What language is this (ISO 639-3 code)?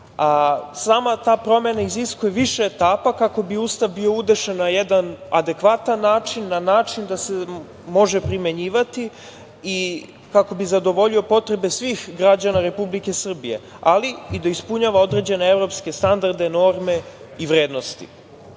srp